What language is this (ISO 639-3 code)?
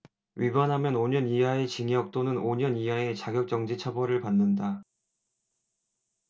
kor